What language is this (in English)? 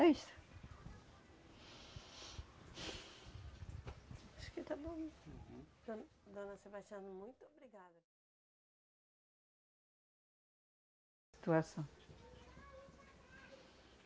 Portuguese